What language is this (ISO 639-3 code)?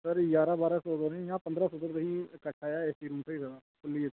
doi